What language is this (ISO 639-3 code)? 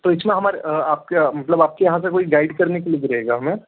hin